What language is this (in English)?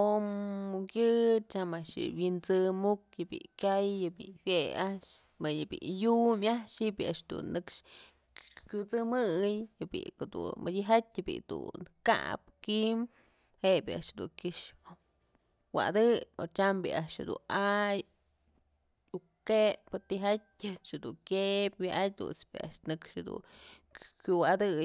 Mazatlán Mixe